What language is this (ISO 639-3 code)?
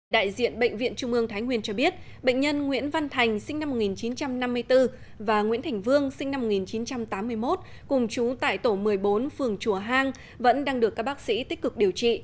vie